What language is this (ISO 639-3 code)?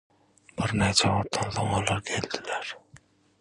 tuk